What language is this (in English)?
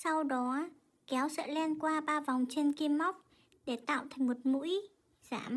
Vietnamese